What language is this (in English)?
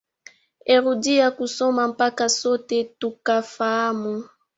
Swahili